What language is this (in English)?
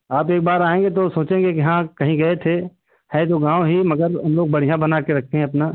Hindi